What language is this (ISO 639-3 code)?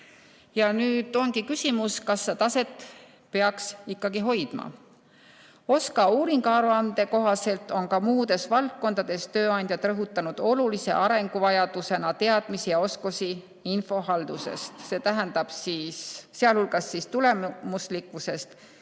est